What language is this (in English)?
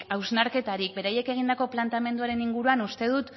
Basque